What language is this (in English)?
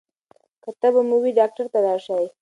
Pashto